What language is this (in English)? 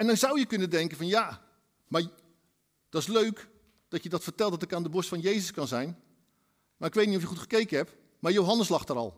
Dutch